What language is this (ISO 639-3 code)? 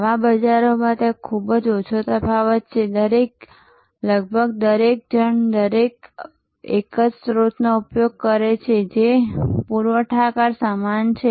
guj